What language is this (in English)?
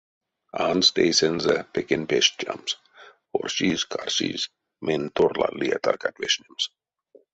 Erzya